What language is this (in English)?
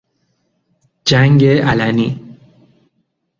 Persian